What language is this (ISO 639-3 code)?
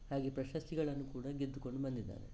kan